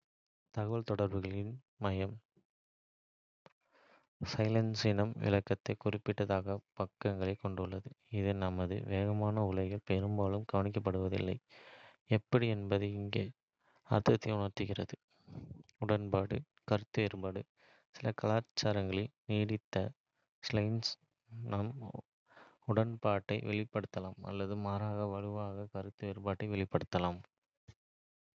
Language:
Kota (India)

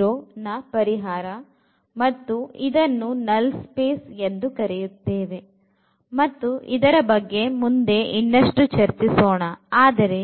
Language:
Kannada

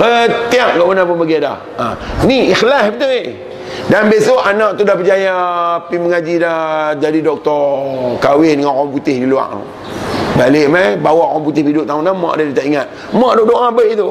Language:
Malay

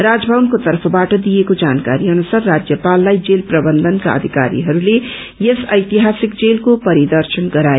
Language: Nepali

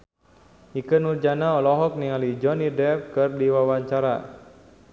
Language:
Sundanese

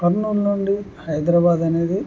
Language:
Telugu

